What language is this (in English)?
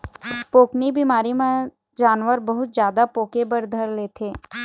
Chhattisgarhi